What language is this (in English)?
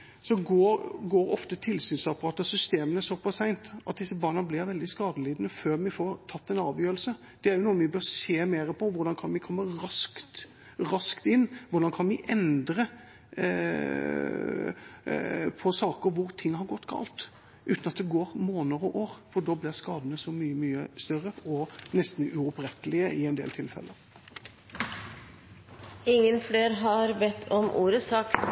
Norwegian Bokmål